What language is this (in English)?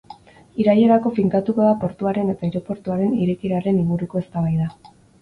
Basque